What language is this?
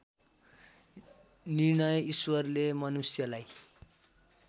Nepali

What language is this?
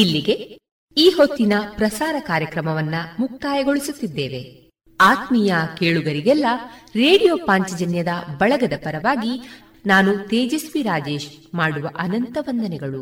Kannada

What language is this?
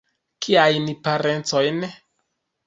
Esperanto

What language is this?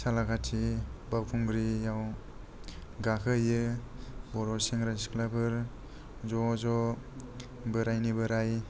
Bodo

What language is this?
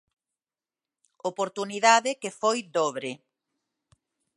Galician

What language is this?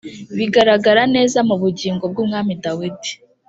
Kinyarwanda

